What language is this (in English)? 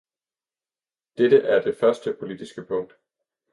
Danish